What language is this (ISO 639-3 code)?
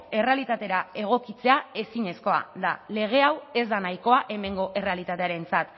eus